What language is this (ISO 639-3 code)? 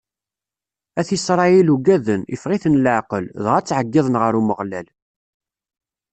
kab